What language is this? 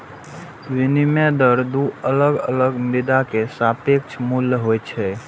Maithili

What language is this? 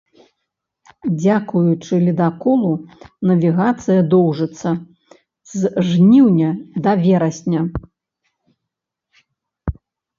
Belarusian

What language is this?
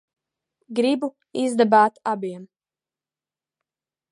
Latvian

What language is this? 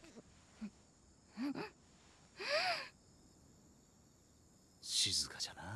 Japanese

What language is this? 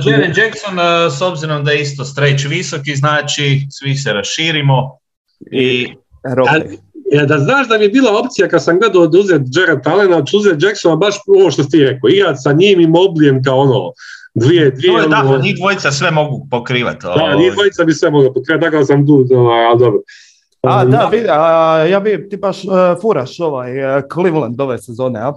Croatian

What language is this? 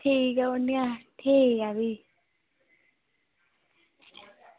Dogri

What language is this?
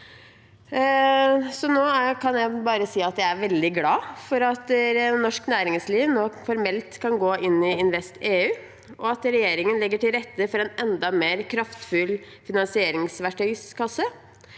Norwegian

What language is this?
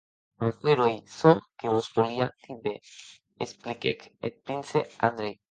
Occitan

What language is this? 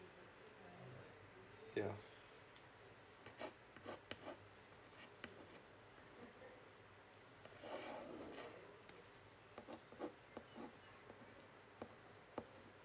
English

